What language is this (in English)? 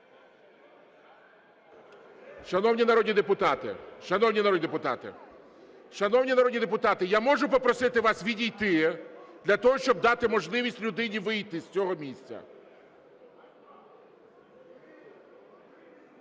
Ukrainian